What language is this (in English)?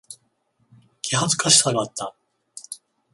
Japanese